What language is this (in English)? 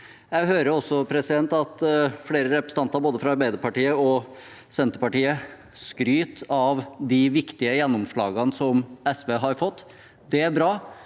Norwegian